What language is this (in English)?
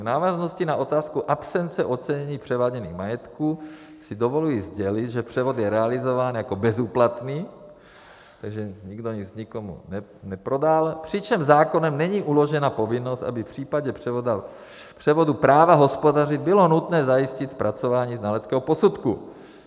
Czech